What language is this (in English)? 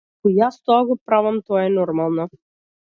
Macedonian